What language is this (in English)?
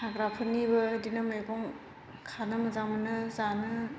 Bodo